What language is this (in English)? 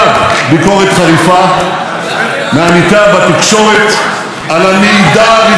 Hebrew